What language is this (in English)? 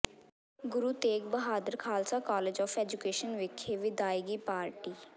Punjabi